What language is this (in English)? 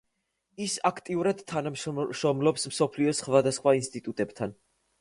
Georgian